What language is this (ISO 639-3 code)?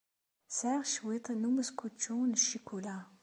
kab